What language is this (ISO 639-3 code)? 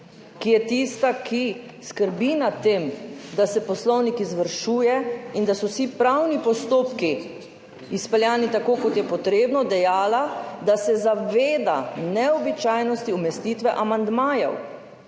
slv